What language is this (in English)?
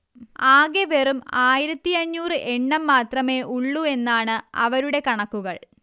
Malayalam